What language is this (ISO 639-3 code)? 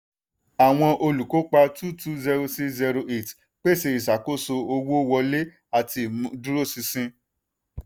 yor